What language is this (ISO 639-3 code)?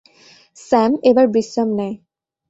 ben